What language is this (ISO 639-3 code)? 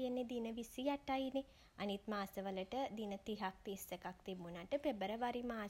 sin